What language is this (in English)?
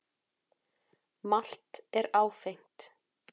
Icelandic